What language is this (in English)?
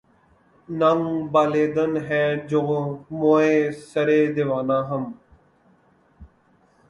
Urdu